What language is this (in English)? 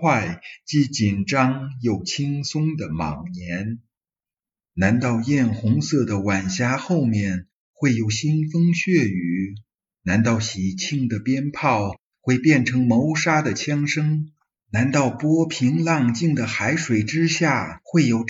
Chinese